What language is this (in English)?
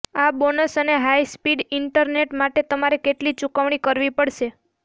Gujarati